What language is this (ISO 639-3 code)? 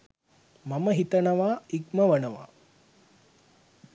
sin